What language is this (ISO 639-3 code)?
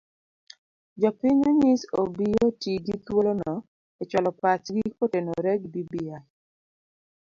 luo